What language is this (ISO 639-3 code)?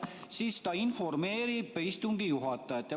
est